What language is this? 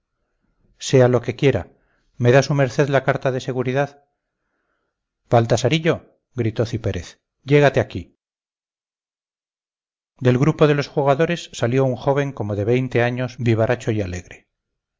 Spanish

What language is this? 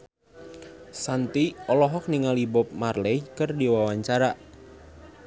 Sundanese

